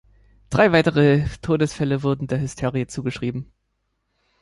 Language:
German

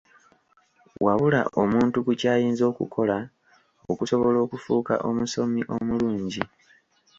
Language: Ganda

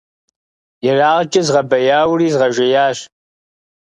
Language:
Kabardian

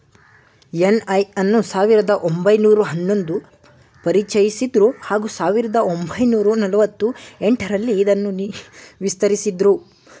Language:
Kannada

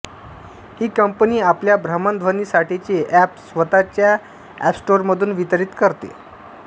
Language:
Marathi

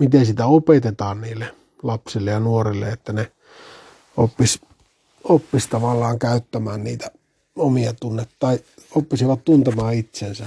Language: Finnish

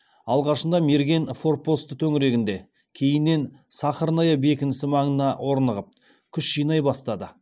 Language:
Kazakh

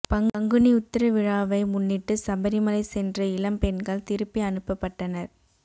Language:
Tamil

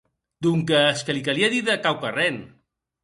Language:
Occitan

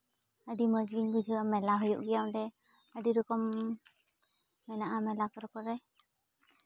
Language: Santali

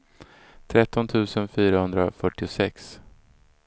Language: Swedish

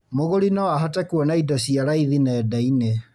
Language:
Kikuyu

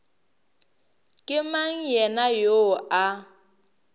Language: Northern Sotho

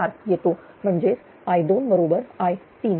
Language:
Marathi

